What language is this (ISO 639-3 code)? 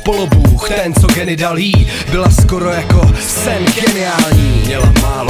ces